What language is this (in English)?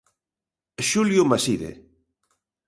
Galician